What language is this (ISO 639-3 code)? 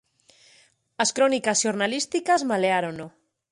glg